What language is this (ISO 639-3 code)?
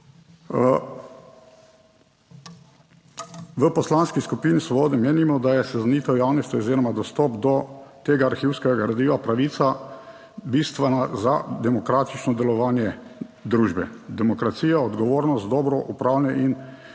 slv